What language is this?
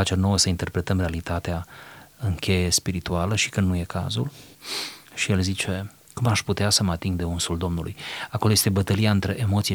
Romanian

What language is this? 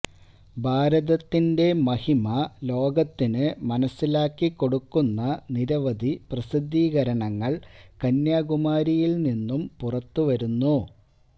Malayalam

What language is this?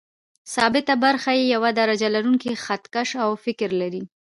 Pashto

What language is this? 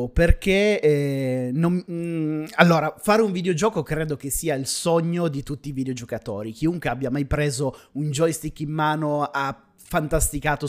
Italian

